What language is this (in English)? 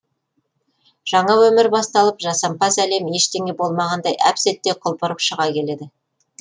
Kazakh